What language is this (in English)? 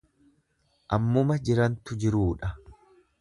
Oromo